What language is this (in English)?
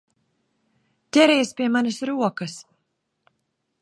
Latvian